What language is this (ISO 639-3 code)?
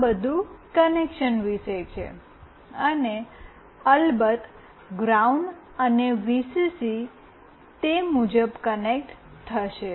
guj